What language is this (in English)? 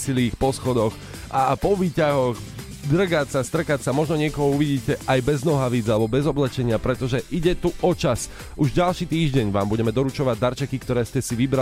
Slovak